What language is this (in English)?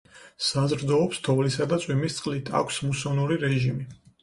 Georgian